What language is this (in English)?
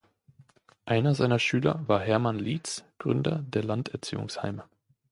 German